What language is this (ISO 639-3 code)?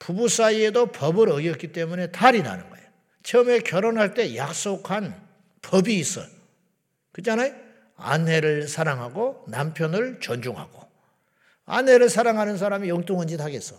kor